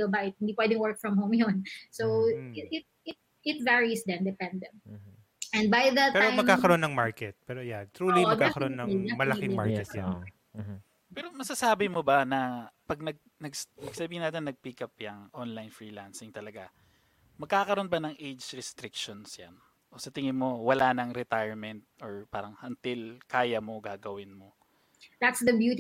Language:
Filipino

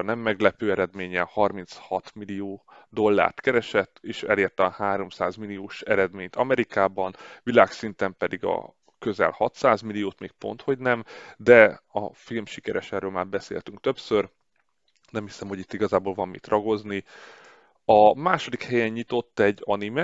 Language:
Hungarian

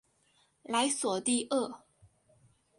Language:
Chinese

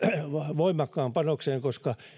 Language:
Finnish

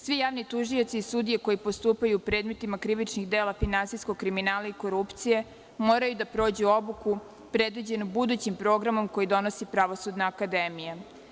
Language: Serbian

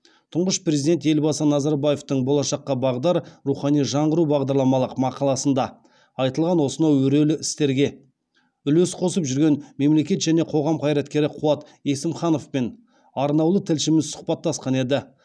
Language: Kazakh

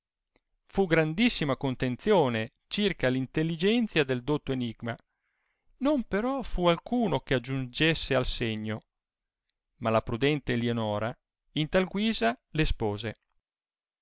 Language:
Italian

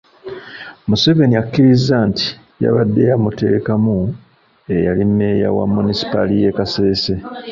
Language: Ganda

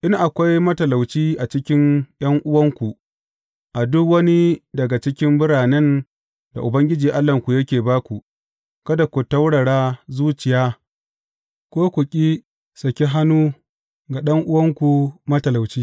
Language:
Hausa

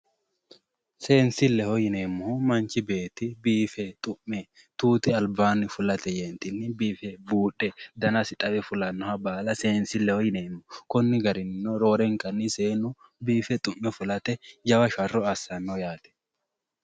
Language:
Sidamo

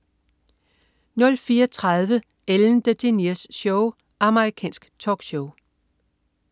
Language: Danish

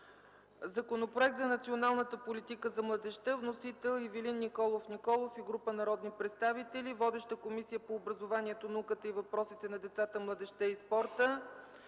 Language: Bulgarian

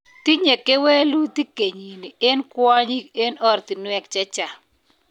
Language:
Kalenjin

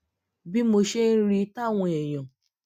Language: Yoruba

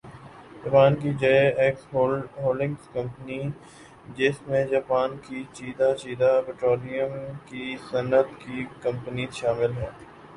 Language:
Urdu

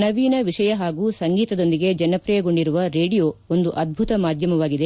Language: Kannada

